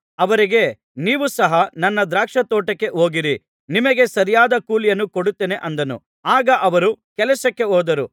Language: Kannada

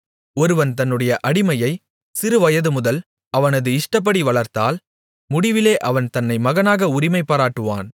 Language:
Tamil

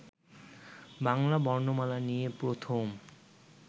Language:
Bangla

